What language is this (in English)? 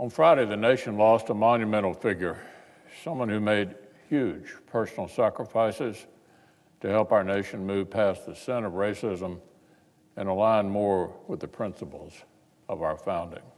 English